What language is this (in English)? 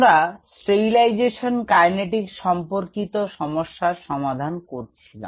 Bangla